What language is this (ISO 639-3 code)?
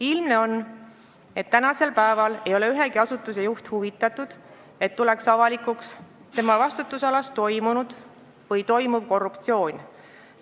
est